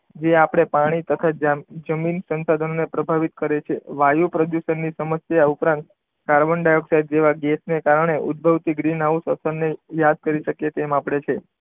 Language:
Gujarati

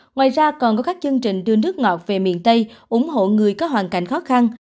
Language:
Vietnamese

